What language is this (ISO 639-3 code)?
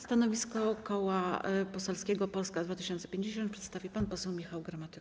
pol